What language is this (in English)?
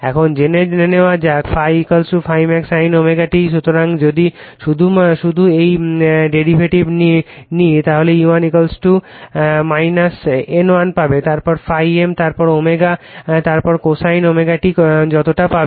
Bangla